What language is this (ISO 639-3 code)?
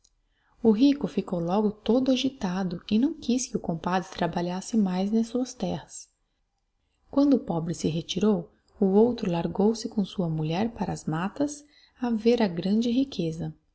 por